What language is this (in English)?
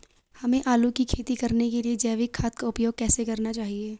Hindi